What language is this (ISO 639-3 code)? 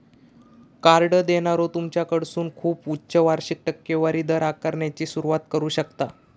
mar